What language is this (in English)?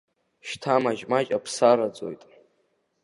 Abkhazian